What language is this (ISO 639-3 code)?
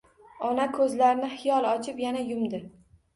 uzb